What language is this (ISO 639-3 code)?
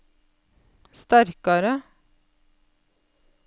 nor